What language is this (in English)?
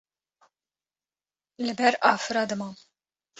Kurdish